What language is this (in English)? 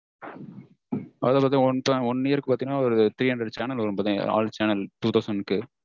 Tamil